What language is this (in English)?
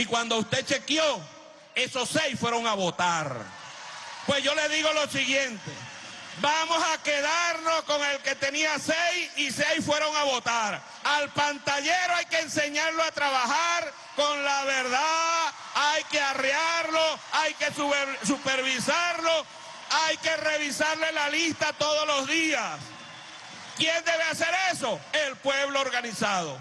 Spanish